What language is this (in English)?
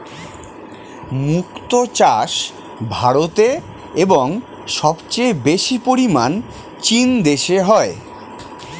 Bangla